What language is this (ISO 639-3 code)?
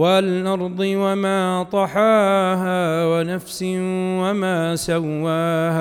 ara